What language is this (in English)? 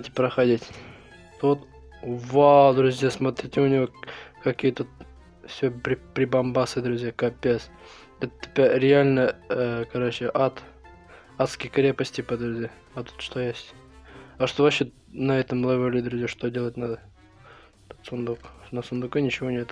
Russian